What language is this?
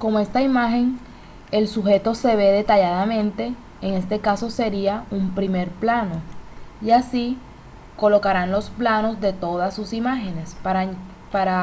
Spanish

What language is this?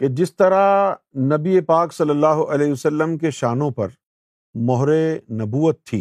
Urdu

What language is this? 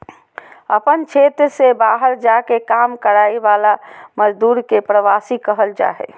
Magahi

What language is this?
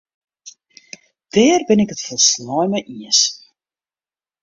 Western Frisian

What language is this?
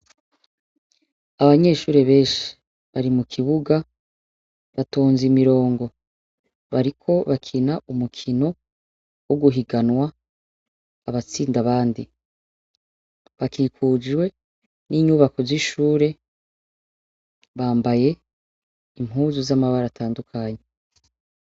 Rundi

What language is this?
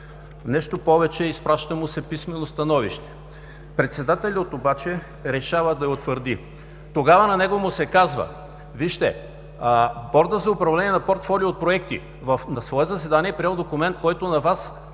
Bulgarian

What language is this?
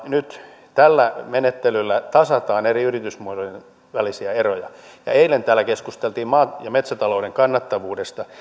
Finnish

